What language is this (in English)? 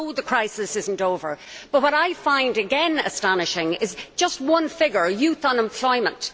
English